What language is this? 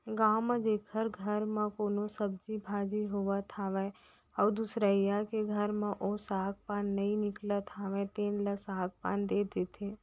Chhattisgarhi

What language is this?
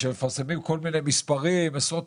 Hebrew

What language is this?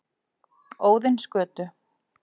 Icelandic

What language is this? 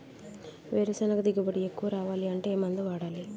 Telugu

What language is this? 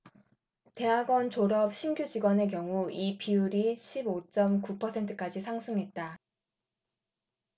Korean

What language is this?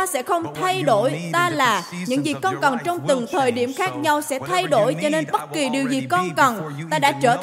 Vietnamese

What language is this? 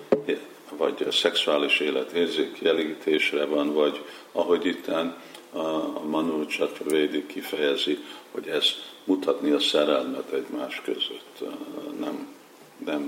Hungarian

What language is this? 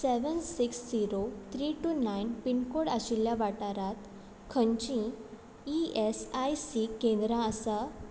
Konkani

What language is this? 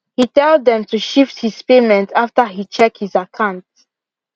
Nigerian Pidgin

